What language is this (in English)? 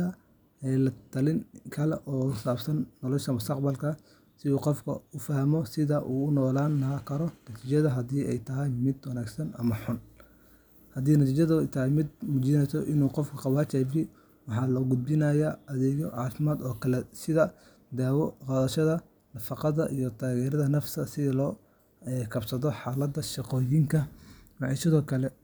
Somali